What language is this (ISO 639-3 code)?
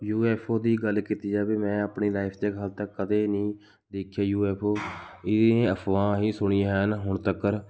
pan